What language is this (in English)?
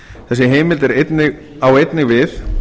Icelandic